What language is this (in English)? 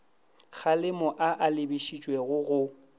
Northern Sotho